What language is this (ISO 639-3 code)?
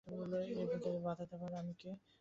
ben